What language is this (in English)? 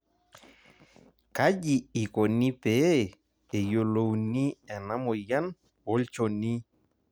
Masai